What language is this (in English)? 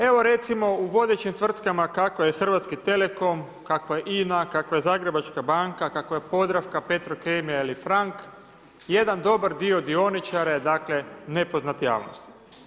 Croatian